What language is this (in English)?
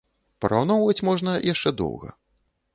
Belarusian